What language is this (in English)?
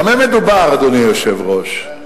Hebrew